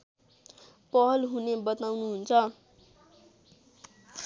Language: Nepali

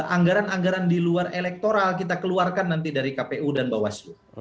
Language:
Indonesian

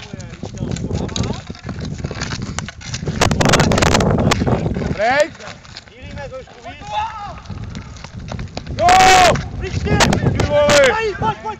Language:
Czech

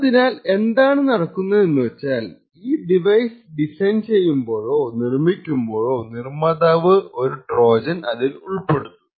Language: Malayalam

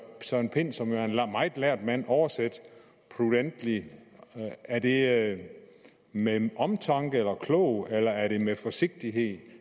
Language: Danish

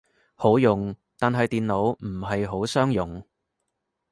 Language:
Cantonese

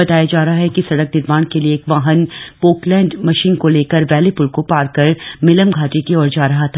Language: Hindi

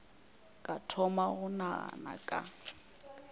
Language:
Northern Sotho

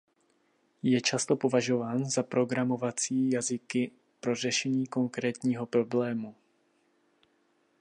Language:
Czech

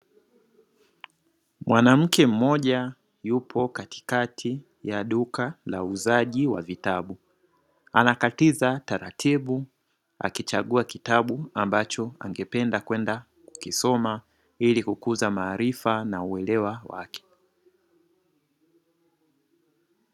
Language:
Swahili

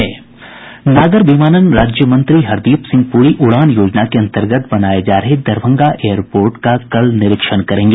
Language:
Hindi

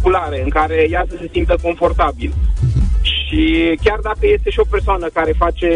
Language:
Romanian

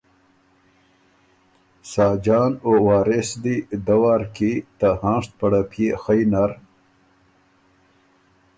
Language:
Ormuri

